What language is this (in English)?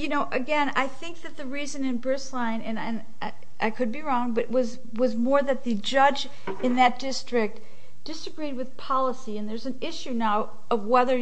English